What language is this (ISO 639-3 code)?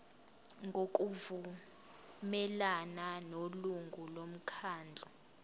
zul